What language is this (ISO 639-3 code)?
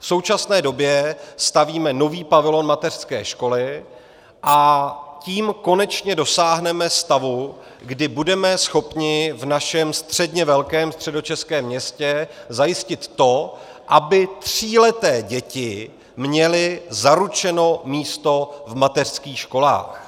ces